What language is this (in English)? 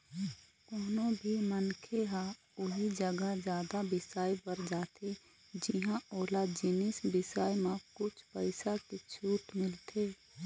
Chhattisgarhi